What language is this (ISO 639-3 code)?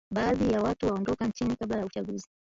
swa